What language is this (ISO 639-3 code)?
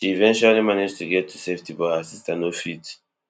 pcm